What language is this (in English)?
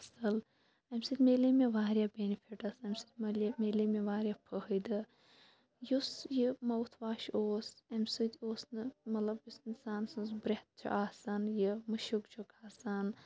Kashmiri